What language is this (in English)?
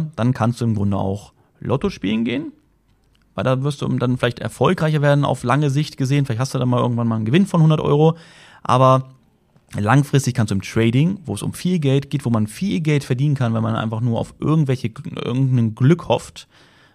German